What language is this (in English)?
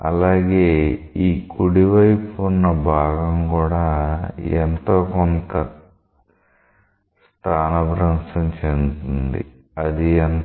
Telugu